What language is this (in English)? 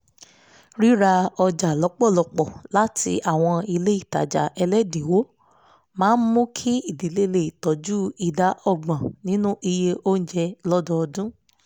Yoruba